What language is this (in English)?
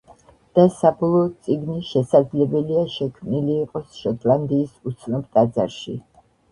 Georgian